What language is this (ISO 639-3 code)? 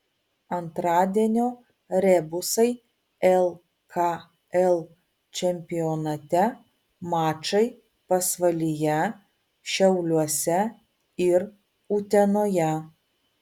lit